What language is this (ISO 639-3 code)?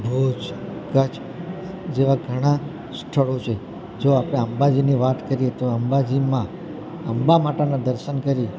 guj